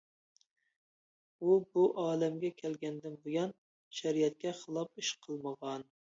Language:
Uyghur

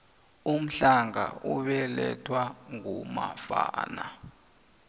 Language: South Ndebele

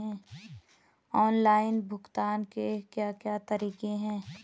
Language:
Hindi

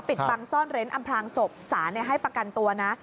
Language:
Thai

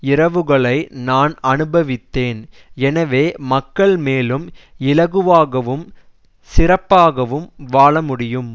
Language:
Tamil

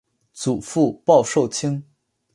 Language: Chinese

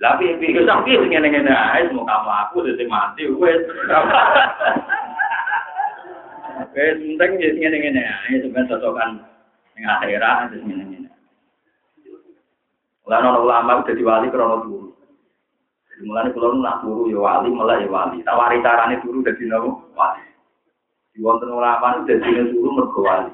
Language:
Malay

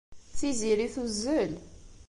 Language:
Kabyle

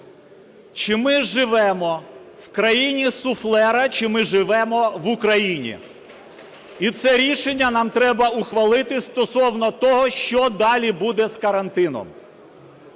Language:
Ukrainian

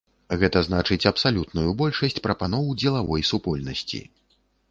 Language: Belarusian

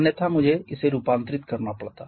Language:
Hindi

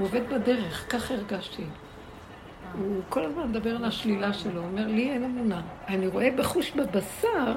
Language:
Hebrew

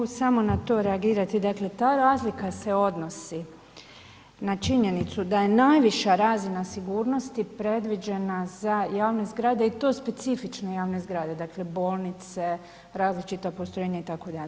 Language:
Croatian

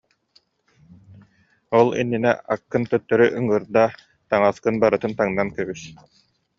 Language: Yakut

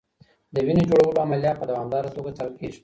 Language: Pashto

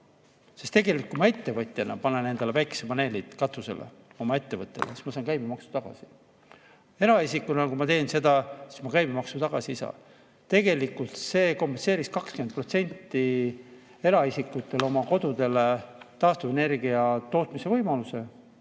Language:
Estonian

